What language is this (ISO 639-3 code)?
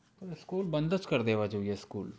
guj